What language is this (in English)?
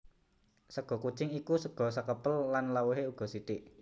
Javanese